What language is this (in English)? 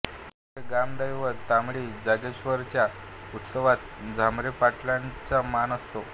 Marathi